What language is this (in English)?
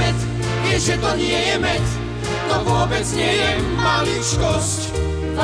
Polish